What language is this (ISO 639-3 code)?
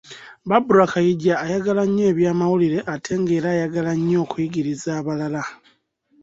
lug